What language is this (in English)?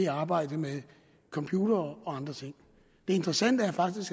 Danish